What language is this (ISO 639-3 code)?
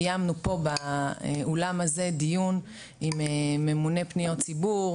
heb